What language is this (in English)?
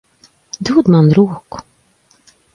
Latvian